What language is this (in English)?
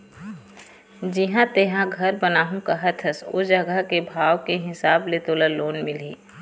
Chhattisgarhi